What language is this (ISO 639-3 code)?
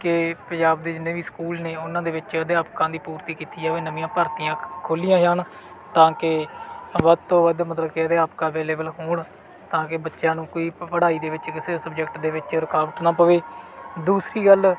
pan